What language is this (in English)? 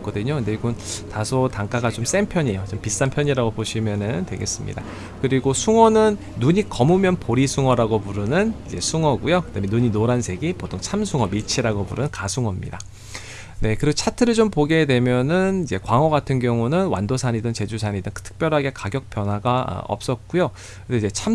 Korean